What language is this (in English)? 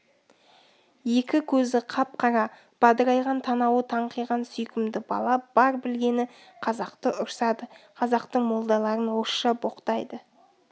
Kazakh